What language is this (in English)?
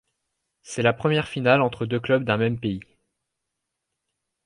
French